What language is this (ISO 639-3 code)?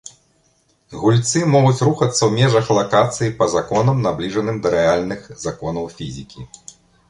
bel